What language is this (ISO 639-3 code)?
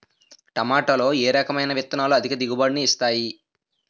tel